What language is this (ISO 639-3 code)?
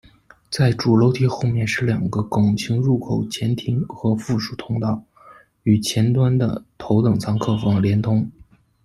zho